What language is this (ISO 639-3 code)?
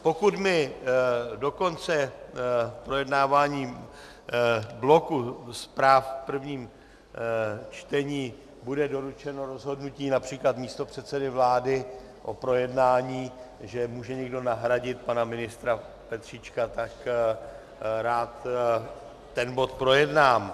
ces